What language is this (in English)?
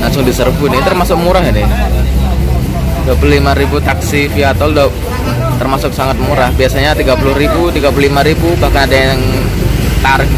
Indonesian